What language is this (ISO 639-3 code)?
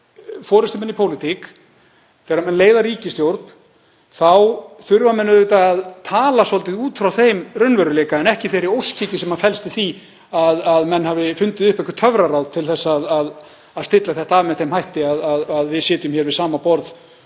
isl